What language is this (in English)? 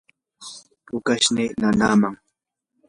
Yanahuanca Pasco Quechua